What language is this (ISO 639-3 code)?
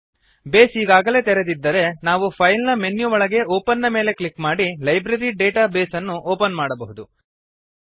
kan